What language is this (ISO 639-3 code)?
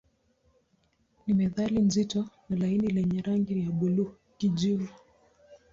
swa